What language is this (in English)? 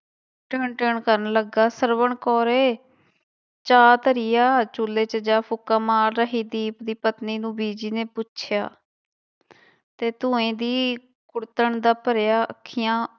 Punjabi